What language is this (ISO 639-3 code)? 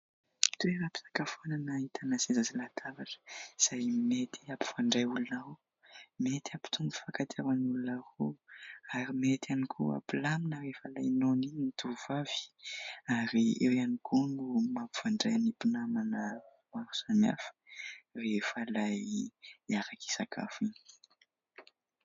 mlg